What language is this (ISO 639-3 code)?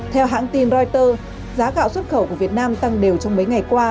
vie